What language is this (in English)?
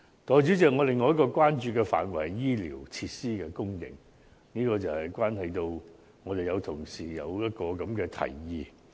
Cantonese